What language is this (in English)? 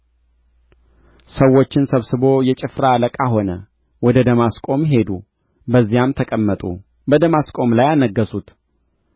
Amharic